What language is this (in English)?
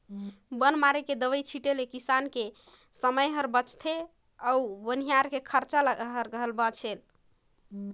Chhattisgarhi